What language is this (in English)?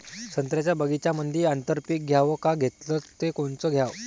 Marathi